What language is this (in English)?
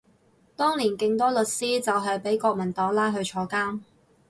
Cantonese